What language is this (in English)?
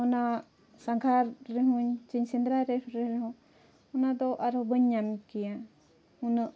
Santali